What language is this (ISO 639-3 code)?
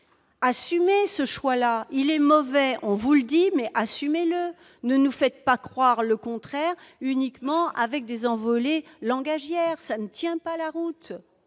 fra